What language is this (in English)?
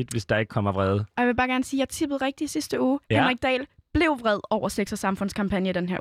Danish